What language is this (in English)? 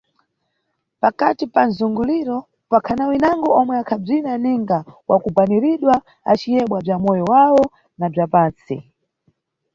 Nyungwe